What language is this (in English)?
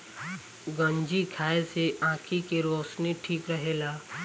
Bhojpuri